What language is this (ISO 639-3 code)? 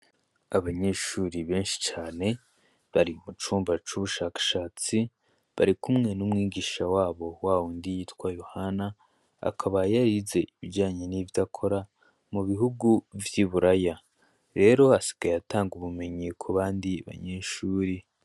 run